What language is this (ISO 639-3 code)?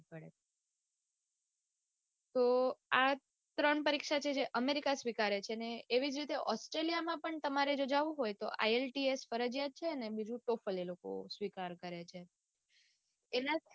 guj